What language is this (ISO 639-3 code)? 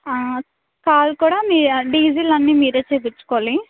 tel